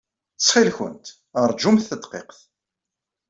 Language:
Kabyle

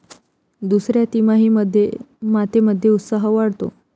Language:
Marathi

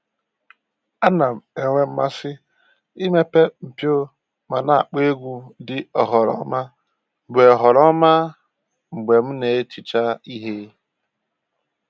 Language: Igbo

